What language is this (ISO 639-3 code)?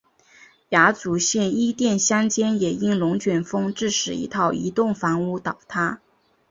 zho